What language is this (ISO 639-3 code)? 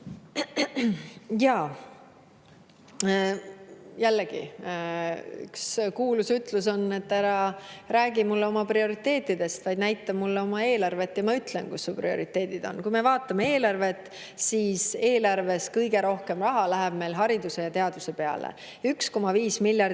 est